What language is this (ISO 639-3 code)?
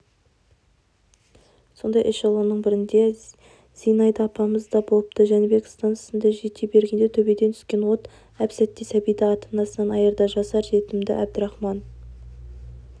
kaz